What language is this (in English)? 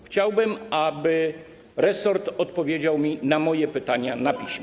Polish